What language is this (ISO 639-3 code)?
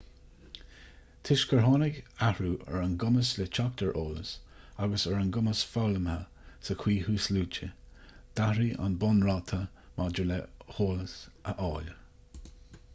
gle